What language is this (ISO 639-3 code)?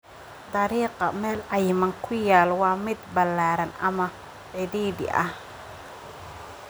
som